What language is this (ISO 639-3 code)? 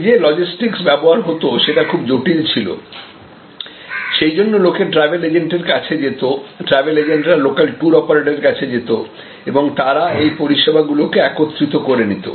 ben